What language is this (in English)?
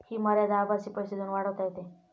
Marathi